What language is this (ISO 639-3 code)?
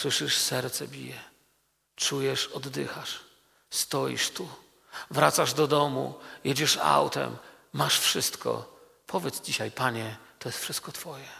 pol